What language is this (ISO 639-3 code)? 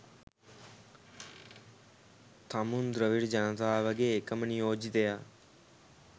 sin